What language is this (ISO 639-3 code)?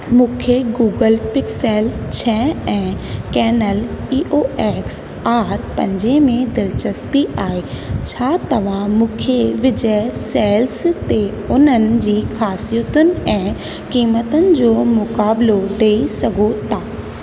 snd